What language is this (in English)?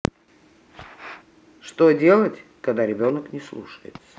Russian